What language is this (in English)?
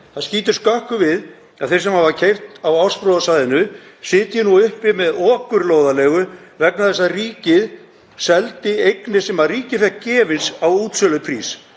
Icelandic